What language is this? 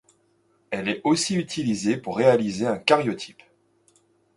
French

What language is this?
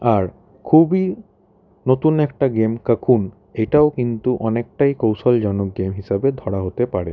Bangla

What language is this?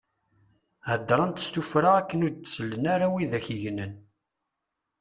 Kabyle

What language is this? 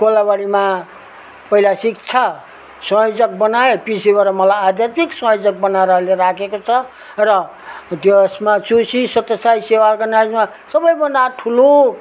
Nepali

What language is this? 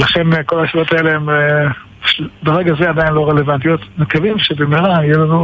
Hebrew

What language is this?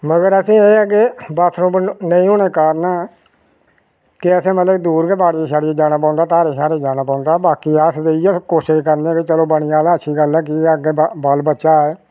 Dogri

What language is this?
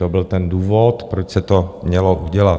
Czech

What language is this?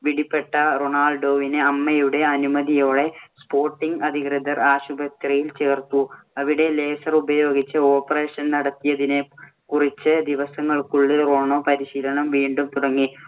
Malayalam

